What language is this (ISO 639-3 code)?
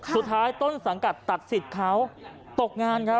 tha